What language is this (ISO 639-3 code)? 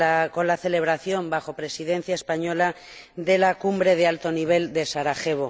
spa